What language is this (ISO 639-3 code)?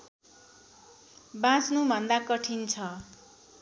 nep